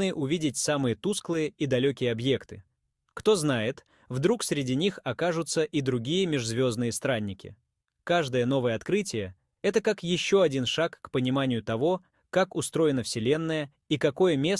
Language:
Russian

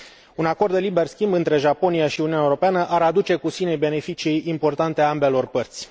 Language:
Romanian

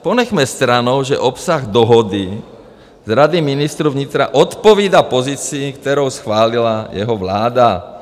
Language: Czech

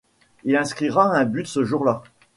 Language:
French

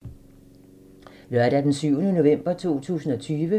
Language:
Danish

